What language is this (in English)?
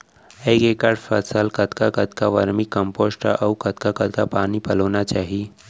Chhattisgarhi